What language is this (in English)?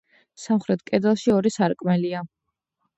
Georgian